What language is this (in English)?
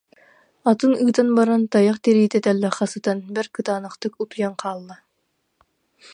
Yakut